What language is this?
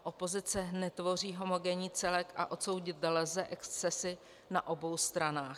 Czech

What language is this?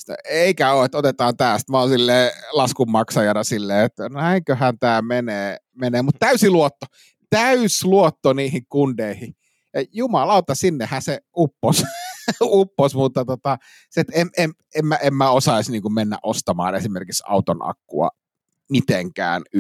Finnish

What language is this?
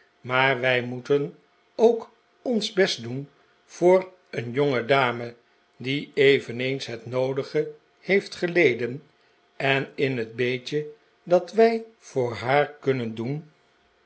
Dutch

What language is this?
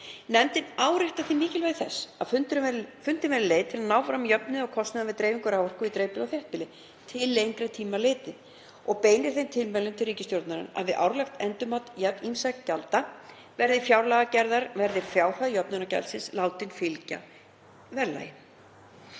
Icelandic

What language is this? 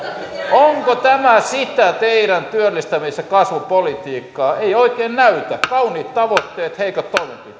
Finnish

